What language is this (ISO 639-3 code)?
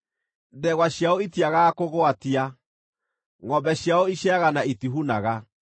kik